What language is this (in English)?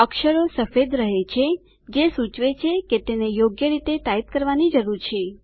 Gujarati